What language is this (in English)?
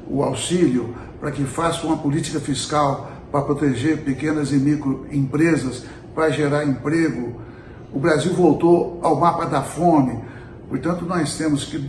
Portuguese